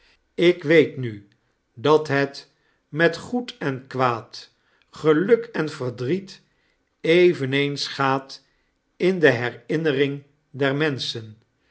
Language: Dutch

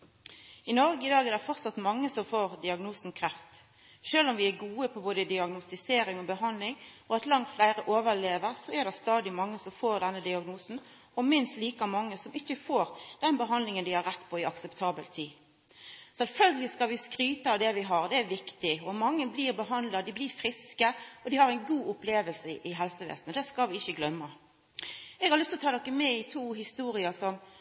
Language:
Norwegian Nynorsk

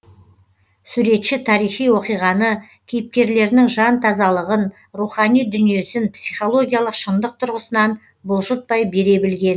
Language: Kazakh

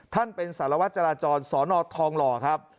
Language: Thai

